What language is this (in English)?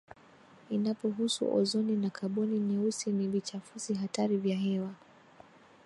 Swahili